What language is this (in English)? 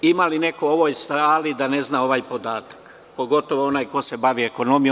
Serbian